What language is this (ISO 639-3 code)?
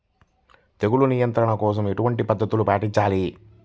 tel